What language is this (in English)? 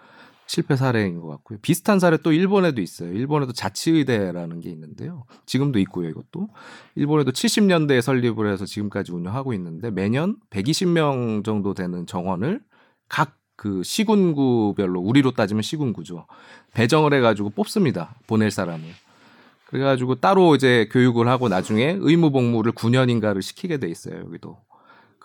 Korean